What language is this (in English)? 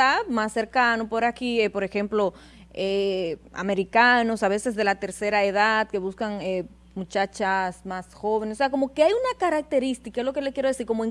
Spanish